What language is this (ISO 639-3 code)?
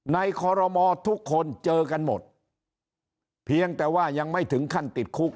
tha